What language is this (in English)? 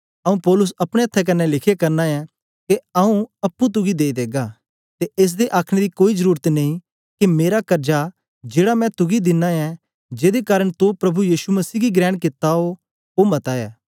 Dogri